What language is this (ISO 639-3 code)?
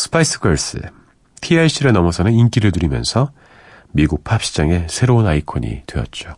kor